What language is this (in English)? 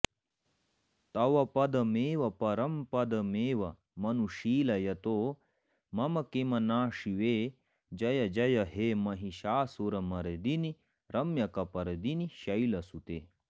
Sanskrit